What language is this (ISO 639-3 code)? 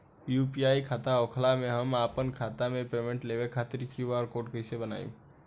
bho